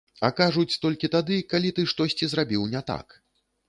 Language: Belarusian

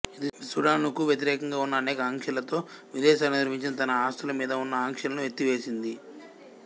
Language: Telugu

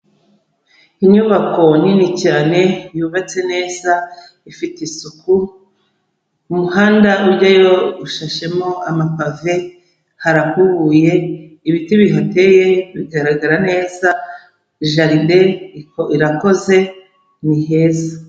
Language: Kinyarwanda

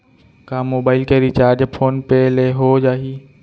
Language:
Chhattisgarhi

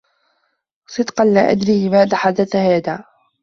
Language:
Arabic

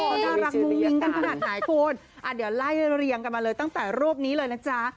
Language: Thai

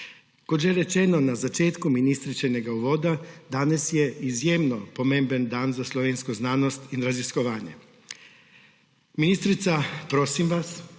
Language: Slovenian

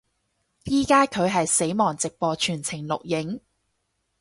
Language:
Cantonese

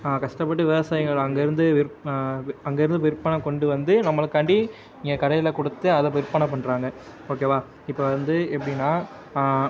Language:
Tamil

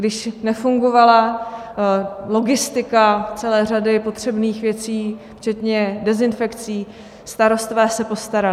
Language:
Czech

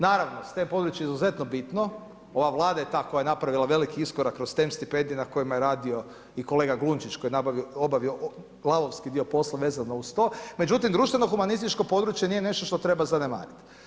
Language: Croatian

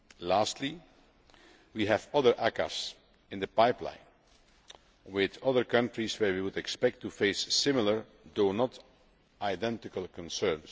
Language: English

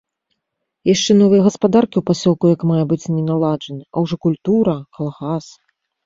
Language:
Belarusian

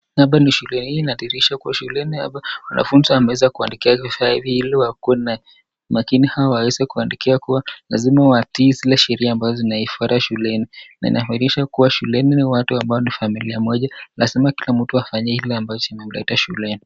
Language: Swahili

